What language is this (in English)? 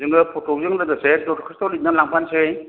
Bodo